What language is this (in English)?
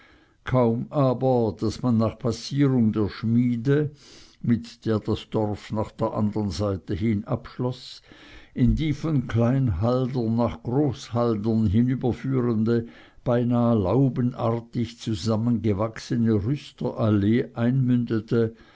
German